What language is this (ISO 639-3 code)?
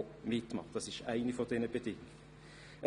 gsw